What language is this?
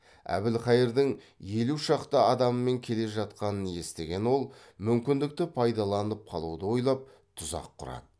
Kazakh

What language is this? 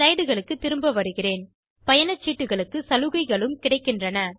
Tamil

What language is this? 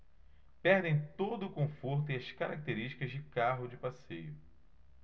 Portuguese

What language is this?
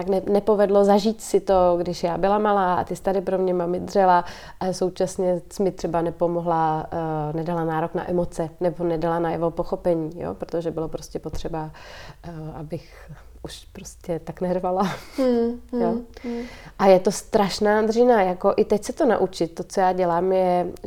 Czech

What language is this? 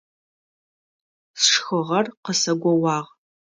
Adyghe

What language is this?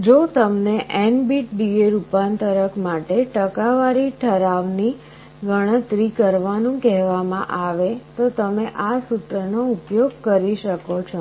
Gujarati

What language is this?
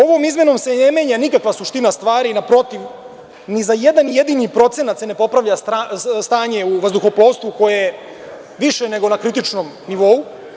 Serbian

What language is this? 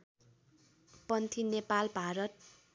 Nepali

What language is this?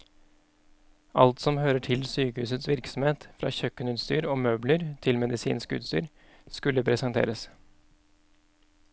Norwegian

